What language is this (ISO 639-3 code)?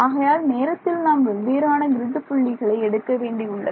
tam